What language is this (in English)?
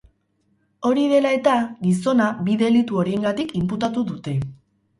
Basque